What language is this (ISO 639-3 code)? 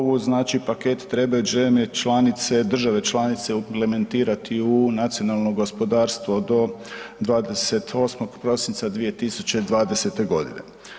hrv